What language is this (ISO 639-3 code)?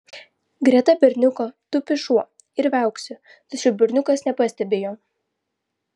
lit